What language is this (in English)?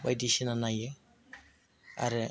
Bodo